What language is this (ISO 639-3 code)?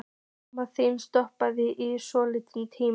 isl